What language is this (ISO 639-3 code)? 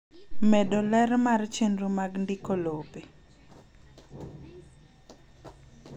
luo